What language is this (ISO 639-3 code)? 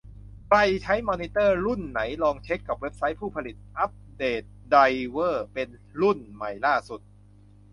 tha